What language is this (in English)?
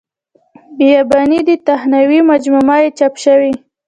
Pashto